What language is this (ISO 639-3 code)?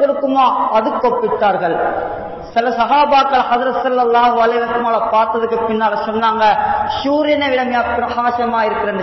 ara